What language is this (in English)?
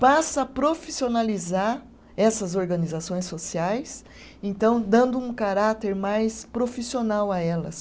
Portuguese